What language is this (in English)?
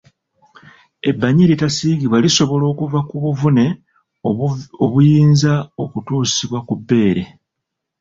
Ganda